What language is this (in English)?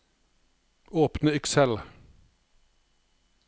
Norwegian